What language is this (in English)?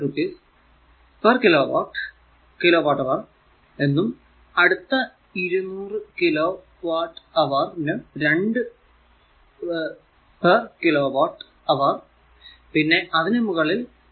Malayalam